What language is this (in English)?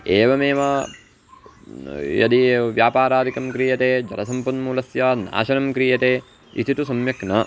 Sanskrit